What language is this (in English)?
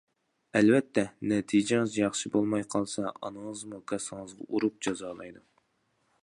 Uyghur